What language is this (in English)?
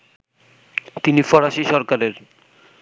Bangla